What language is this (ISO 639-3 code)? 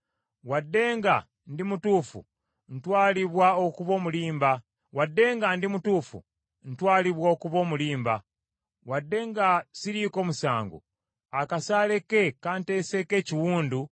lug